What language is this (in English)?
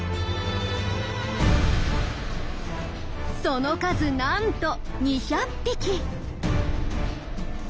Japanese